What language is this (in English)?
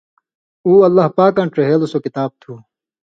Indus Kohistani